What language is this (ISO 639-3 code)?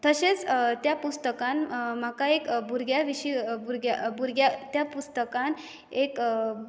kok